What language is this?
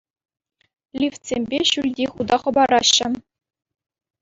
Chuvash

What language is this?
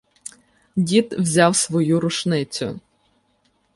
Ukrainian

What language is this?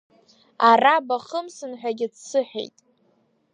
Abkhazian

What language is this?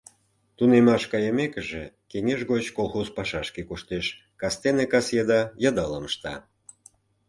Mari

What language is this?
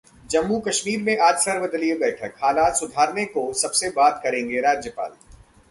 Hindi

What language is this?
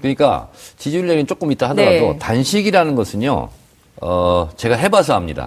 Korean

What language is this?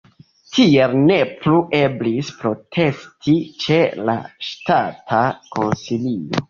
Esperanto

